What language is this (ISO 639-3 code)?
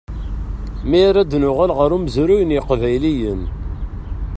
kab